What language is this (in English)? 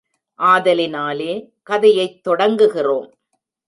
Tamil